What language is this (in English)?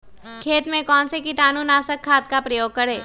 Magahi